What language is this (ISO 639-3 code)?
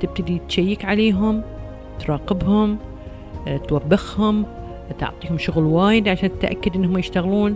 ara